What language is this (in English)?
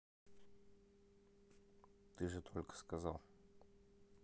Russian